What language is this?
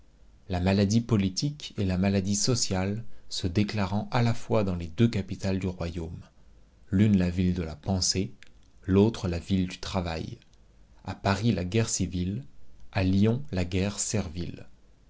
French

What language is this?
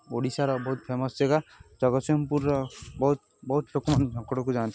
Odia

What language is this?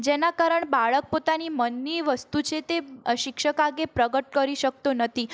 Gujarati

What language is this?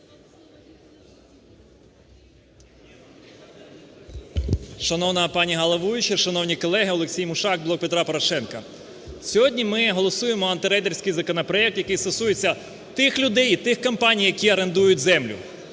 Ukrainian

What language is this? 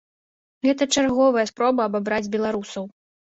Belarusian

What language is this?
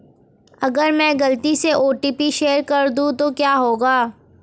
Hindi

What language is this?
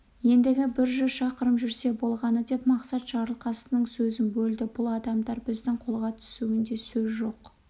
Kazakh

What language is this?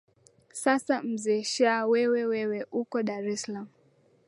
Swahili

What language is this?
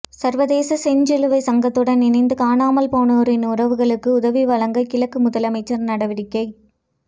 Tamil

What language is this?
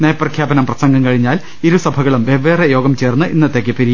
Malayalam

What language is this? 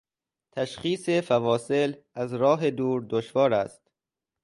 Persian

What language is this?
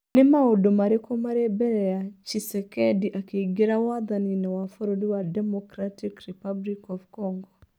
Kikuyu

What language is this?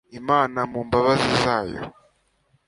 Kinyarwanda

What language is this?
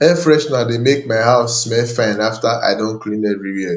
Nigerian Pidgin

